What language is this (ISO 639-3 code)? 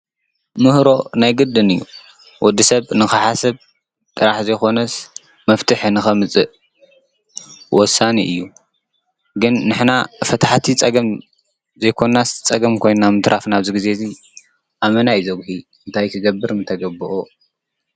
tir